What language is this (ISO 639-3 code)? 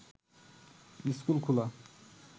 ben